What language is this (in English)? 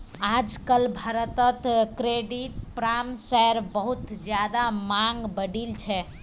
Magahi